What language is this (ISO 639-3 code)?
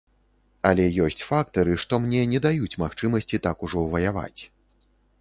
bel